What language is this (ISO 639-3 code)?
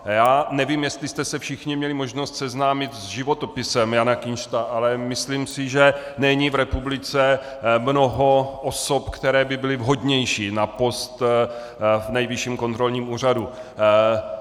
ces